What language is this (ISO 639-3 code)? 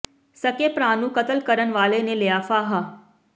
pan